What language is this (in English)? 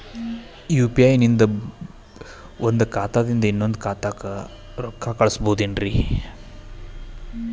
Kannada